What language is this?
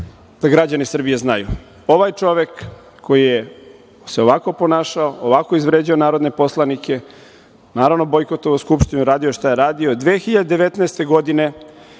Serbian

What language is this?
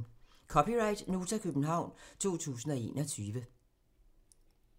Danish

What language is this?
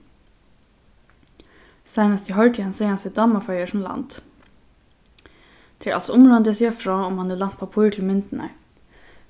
Faroese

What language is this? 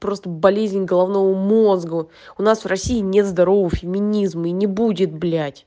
Russian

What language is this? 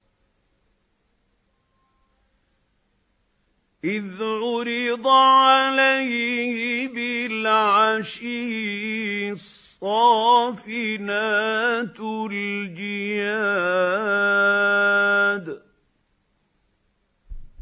Arabic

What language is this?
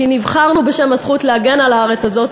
Hebrew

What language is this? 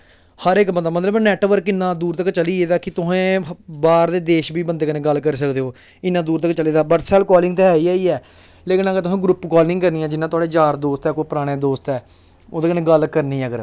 Dogri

